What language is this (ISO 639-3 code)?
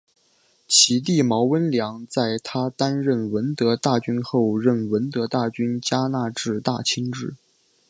zho